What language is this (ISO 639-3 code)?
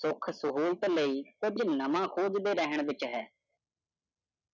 pan